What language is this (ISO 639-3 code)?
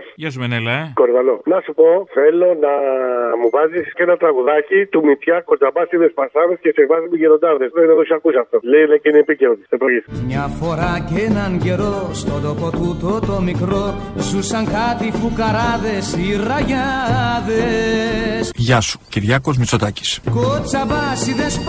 ell